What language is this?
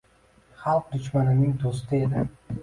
Uzbek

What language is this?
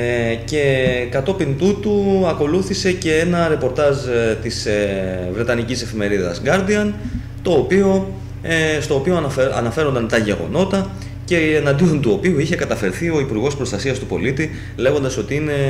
Greek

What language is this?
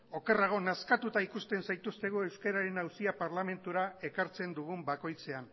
Basque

